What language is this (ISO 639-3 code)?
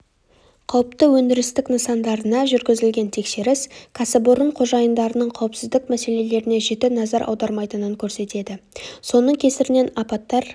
kaz